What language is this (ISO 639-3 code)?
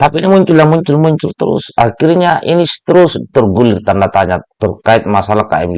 ind